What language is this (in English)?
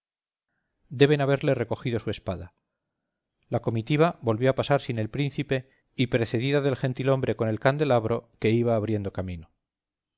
Spanish